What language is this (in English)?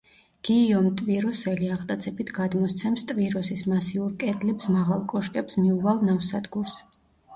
Georgian